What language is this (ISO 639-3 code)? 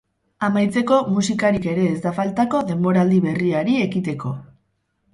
eus